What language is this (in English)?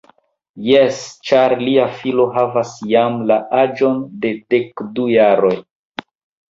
Esperanto